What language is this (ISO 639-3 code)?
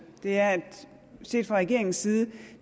dan